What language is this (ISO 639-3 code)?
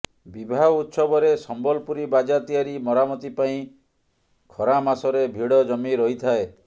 ori